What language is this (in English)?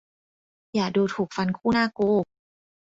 Thai